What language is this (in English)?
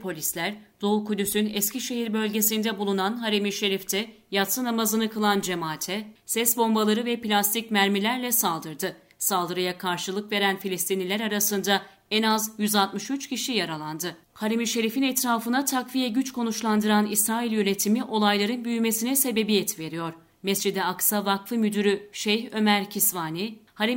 Turkish